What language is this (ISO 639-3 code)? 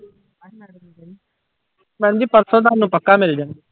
pan